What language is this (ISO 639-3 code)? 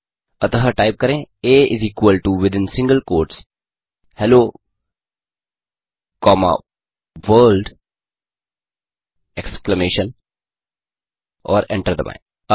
hin